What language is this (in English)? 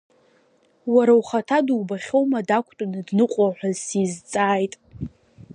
Abkhazian